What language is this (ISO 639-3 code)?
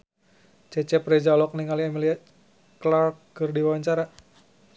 sun